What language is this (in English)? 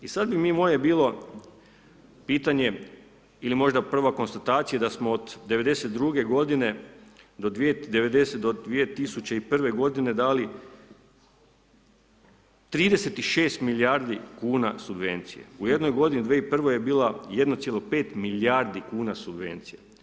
Croatian